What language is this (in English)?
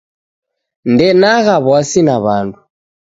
Taita